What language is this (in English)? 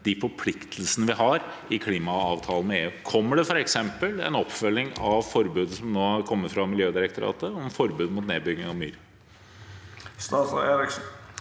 Norwegian